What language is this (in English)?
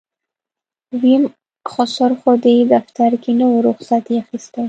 Pashto